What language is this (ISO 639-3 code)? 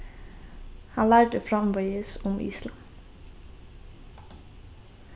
fao